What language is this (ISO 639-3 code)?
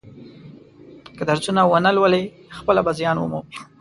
pus